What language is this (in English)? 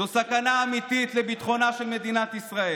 Hebrew